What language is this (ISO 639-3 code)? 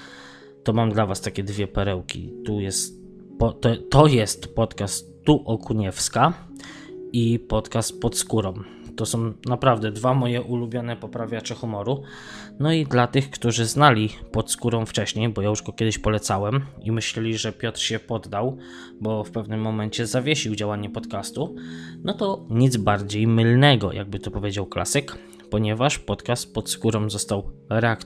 pol